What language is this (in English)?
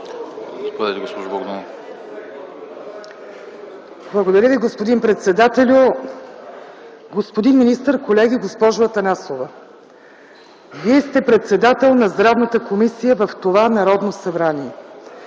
Bulgarian